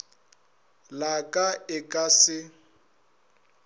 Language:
Northern Sotho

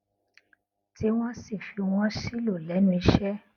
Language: Yoruba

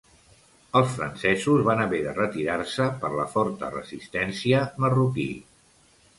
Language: Catalan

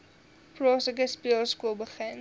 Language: Afrikaans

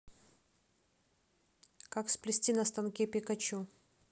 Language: Russian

